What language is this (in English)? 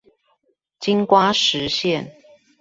Chinese